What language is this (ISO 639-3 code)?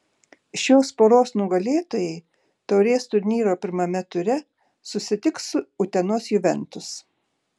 lit